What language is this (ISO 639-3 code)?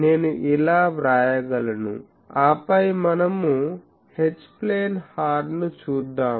tel